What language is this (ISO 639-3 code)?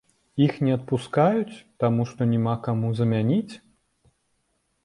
bel